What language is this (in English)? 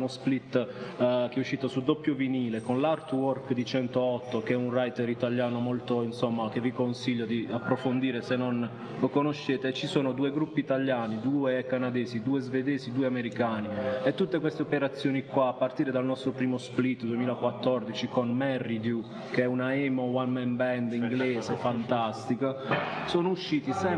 Italian